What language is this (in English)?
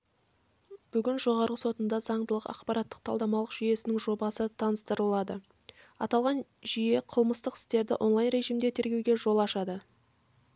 Kazakh